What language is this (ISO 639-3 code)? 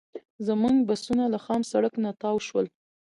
pus